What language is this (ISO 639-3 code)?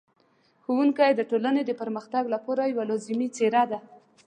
pus